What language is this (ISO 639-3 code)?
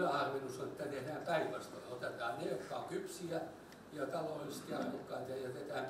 fin